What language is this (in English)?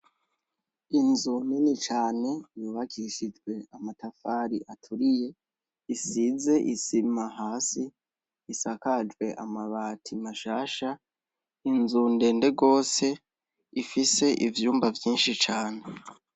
Rundi